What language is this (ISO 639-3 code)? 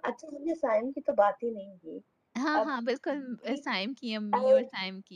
urd